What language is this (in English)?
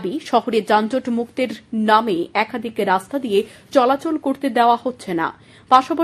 Bangla